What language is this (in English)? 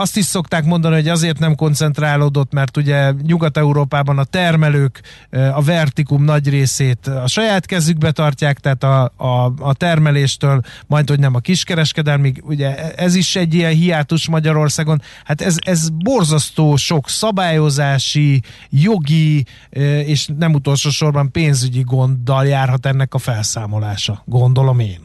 Hungarian